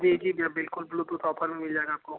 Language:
Hindi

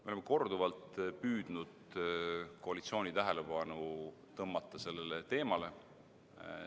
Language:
Estonian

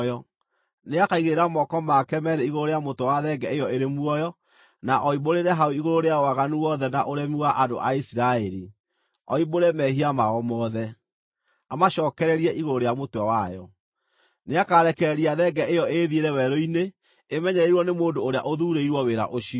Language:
Kikuyu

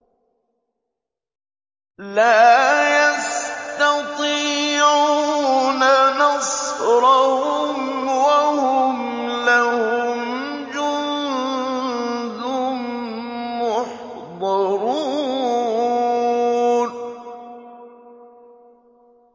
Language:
Arabic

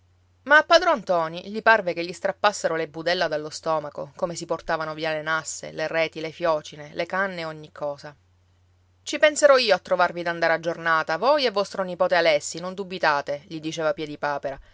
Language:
Italian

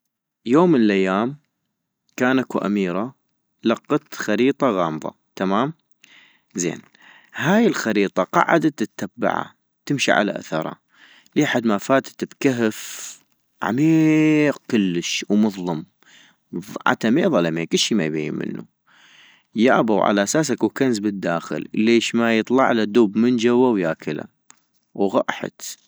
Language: North Mesopotamian Arabic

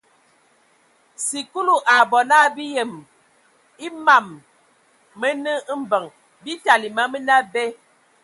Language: Ewondo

